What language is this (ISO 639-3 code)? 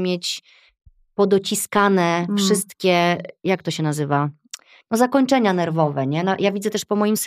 pol